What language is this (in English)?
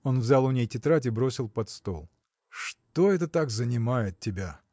Russian